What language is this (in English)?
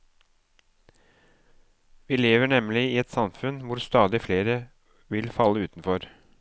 Norwegian